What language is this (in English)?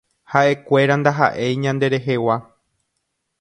Guarani